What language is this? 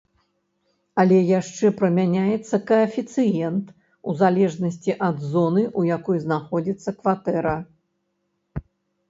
Belarusian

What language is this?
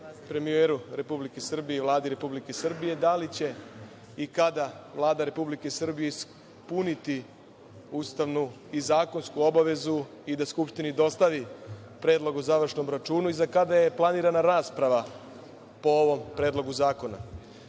Serbian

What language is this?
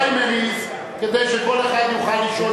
Hebrew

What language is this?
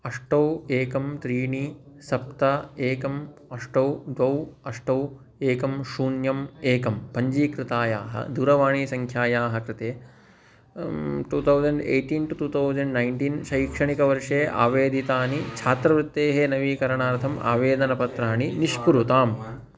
Sanskrit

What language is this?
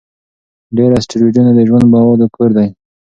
Pashto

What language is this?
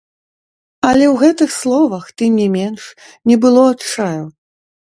Belarusian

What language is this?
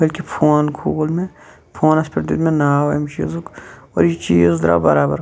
Kashmiri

